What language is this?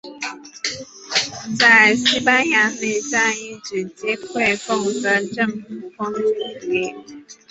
Chinese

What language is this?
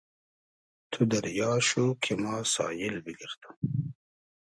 Hazaragi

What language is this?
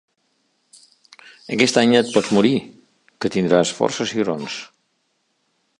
Catalan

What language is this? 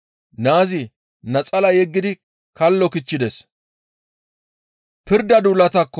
Gamo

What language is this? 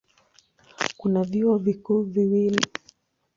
Swahili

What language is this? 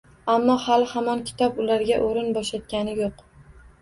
Uzbek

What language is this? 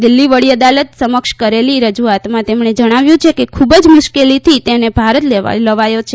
Gujarati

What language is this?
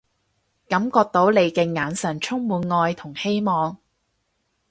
Cantonese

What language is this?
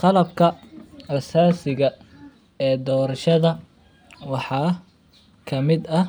Somali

